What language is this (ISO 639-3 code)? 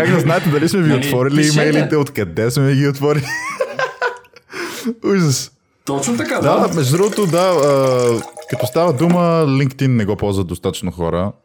bul